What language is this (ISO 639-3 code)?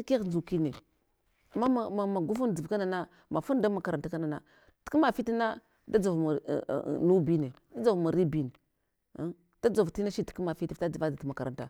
hwo